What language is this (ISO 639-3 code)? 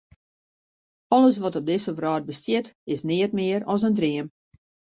fry